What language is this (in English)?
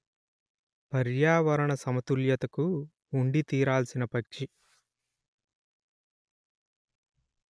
Telugu